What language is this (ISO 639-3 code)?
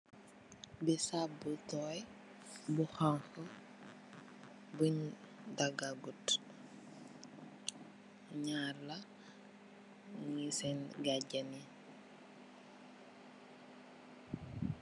wol